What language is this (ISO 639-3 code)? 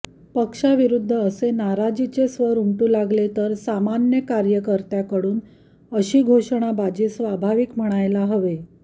mar